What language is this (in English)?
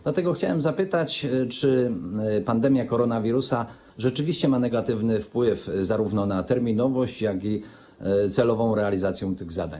Polish